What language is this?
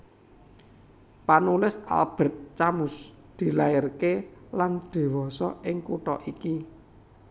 Javanese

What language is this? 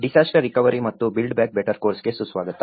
Kannada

